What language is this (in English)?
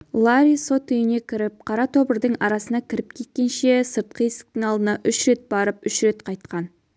Kazakh